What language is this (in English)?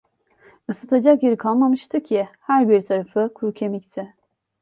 Turkish